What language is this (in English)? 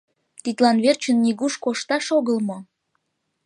Mari